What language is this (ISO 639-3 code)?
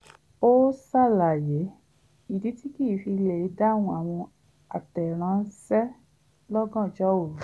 yor